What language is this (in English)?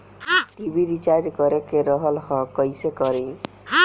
Bhojpuri